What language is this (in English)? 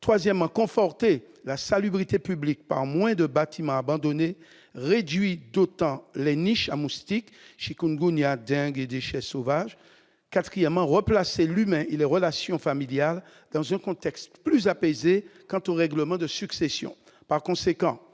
French